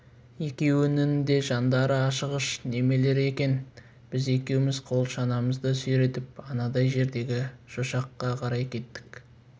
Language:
Kazakh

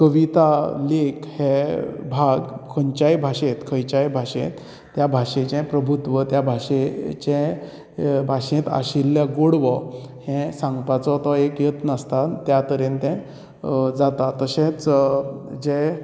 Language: Konkani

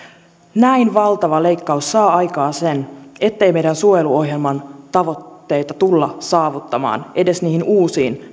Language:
Finnish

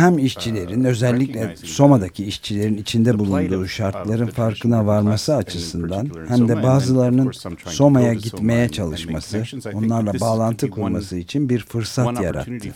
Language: Turkish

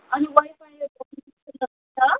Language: Nepali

